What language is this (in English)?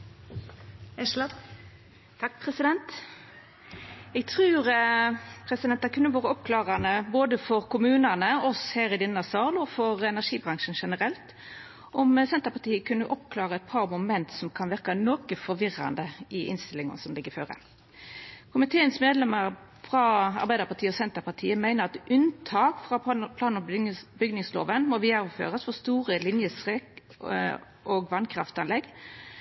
Norwegian Nynorsk